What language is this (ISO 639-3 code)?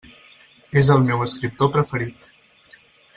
cat